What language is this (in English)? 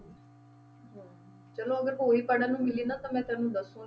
Punjabi